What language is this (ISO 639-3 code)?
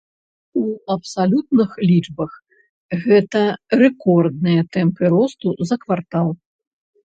bel